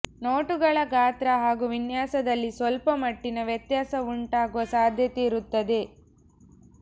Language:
Kannada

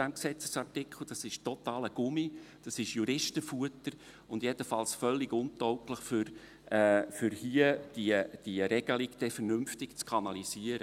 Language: Swiss German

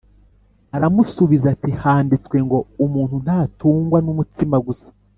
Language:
Kinyarwanda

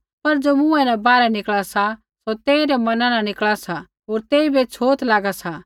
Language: Kullu Pahari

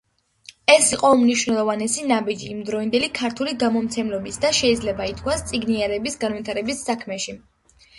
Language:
Georgian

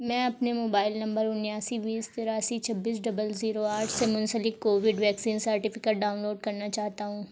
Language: Urdu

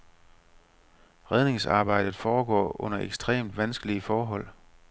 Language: Danish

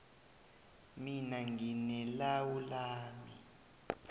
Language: South Ndebele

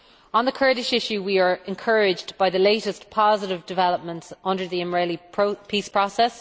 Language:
English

